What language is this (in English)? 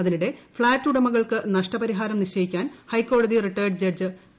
Malayalam